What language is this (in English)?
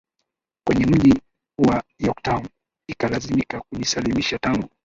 Swahili